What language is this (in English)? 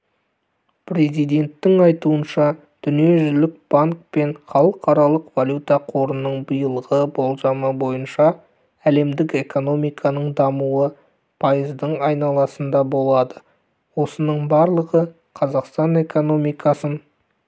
Kazakh